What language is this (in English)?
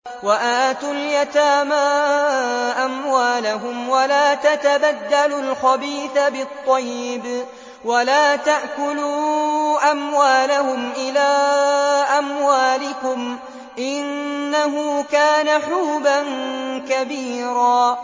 Arabic